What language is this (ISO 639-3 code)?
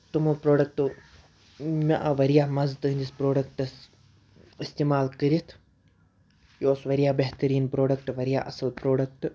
kas